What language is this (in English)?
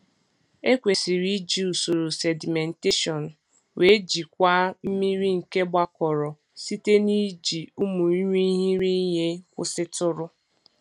Igbo